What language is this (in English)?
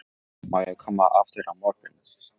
Icelandic